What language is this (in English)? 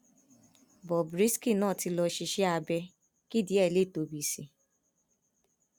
Yoruba